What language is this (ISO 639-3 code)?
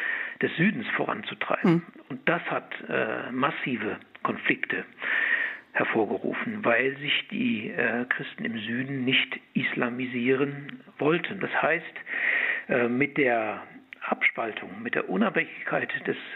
deu